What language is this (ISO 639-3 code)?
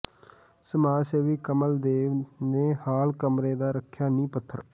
pan